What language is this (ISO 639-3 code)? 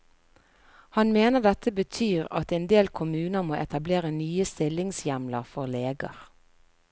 nor